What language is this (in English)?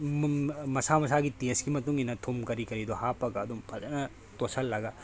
Manipuri